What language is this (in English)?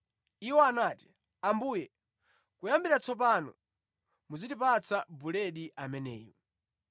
Nyanja